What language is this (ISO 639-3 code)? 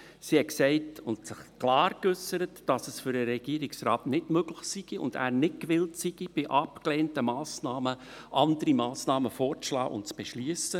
gsw